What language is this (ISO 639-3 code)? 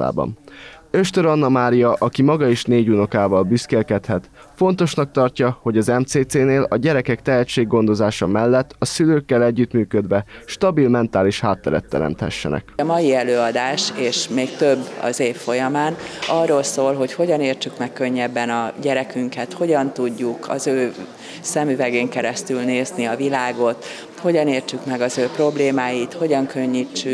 hun